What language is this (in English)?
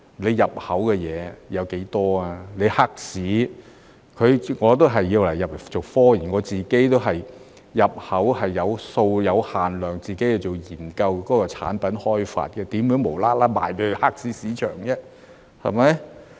Cantonese